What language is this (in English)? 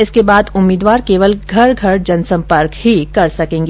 Hindi